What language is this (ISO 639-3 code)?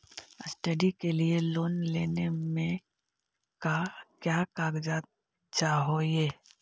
mag